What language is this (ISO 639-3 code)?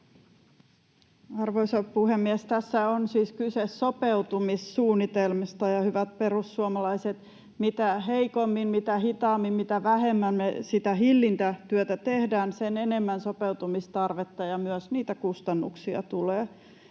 fin